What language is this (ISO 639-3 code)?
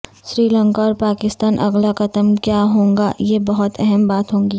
urd